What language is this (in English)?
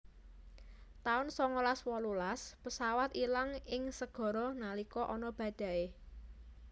Javanese